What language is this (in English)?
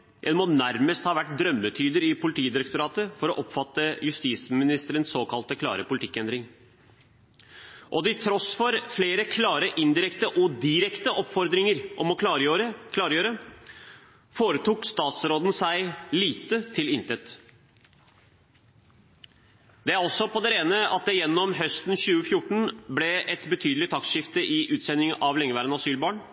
Norwegian Bokmål